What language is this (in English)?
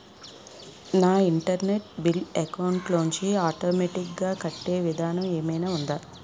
Telugu